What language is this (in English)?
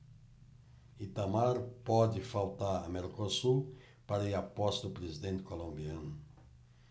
Portuguese